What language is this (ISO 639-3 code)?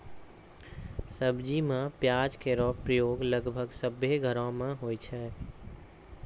mai